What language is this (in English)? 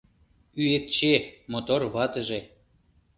Mari